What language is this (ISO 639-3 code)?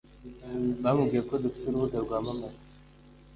kin